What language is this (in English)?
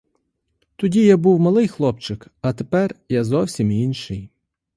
Ukrainian